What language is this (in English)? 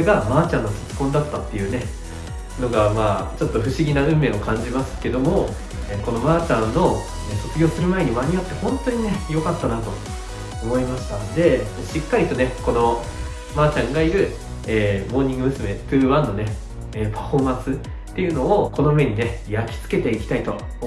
Japanese